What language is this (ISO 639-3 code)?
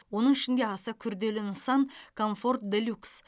kaz